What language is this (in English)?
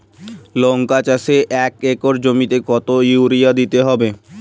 Bangla